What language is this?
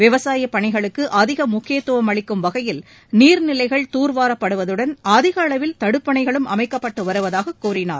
Tamil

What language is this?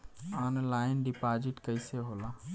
Bhojpuri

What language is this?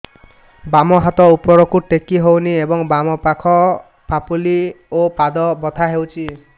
Odia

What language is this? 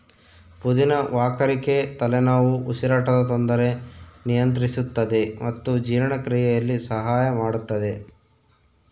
Kannada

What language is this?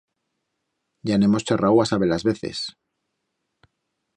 Aragonese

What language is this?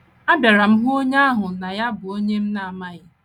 Igbo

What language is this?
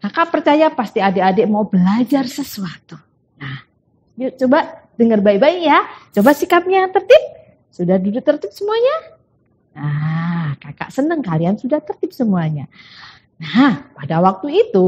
Indonesian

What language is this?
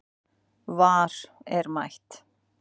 Icelandic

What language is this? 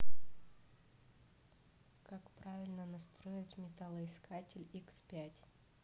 Russian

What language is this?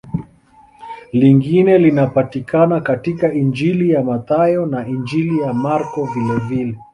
Swahili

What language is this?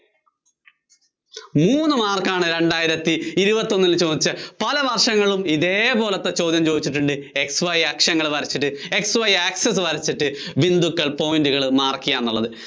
Malayalam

